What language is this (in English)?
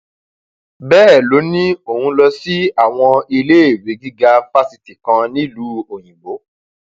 Yoruba